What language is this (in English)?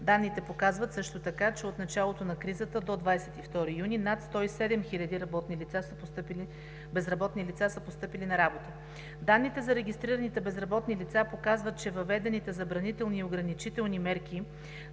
Bulgarian